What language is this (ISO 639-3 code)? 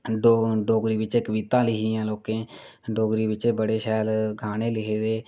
doi